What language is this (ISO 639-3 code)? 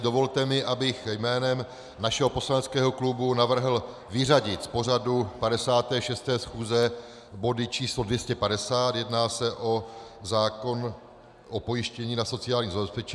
ces